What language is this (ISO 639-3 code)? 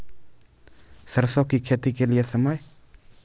mai